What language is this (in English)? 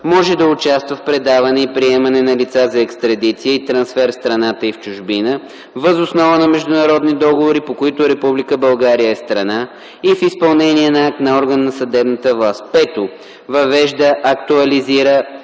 Bulgarian